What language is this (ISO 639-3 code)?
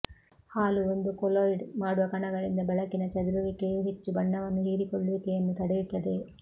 kan